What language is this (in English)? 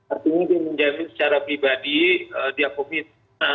Indonesian